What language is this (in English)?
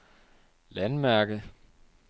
Danish